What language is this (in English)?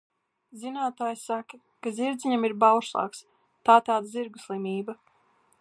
Latvian